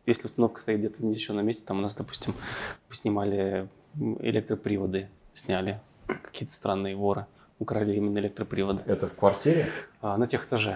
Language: Russian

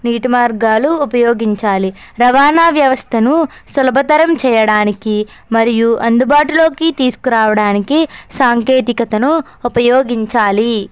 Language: Telugu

